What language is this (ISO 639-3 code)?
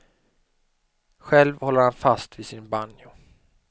swe